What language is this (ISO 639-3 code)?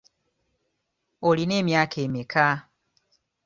lug